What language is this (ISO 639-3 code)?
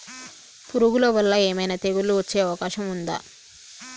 tel